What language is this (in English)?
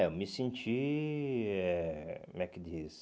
Portuguese